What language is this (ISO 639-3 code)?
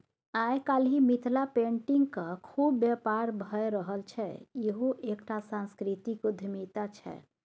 mai